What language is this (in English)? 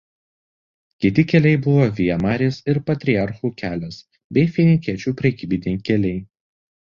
Lithuanian